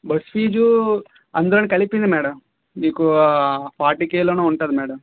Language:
Telugu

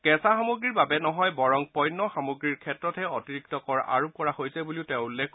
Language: Assamese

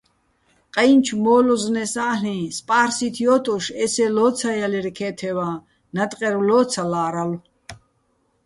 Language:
Bats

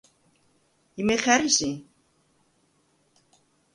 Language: Svan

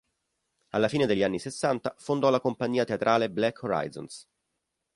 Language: Italian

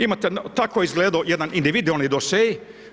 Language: Croatian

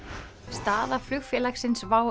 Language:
Icelandic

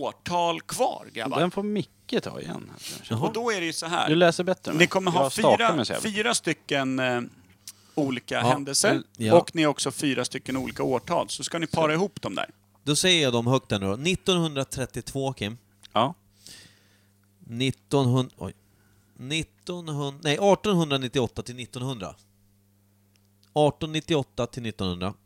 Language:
Swedish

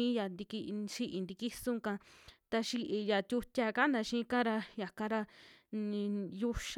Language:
Western Juxtlahuaca Mixtec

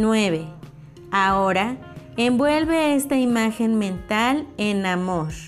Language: Spanish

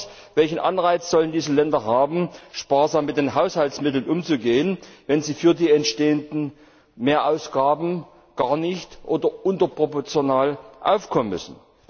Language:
German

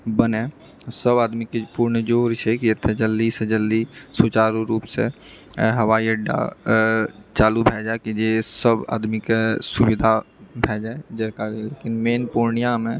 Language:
Maithili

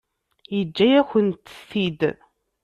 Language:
Kabyle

